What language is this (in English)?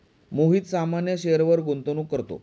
Marathi